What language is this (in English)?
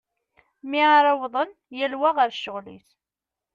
Kabyle